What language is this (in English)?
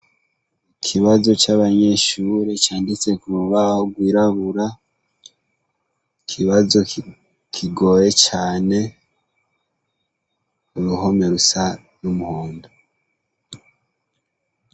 Rundi